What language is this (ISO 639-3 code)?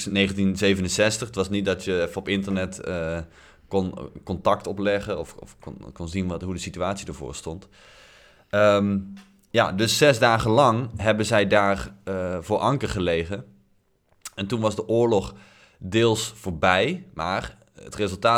nld